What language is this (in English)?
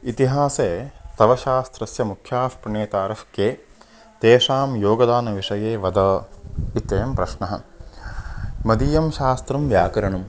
Sanskrit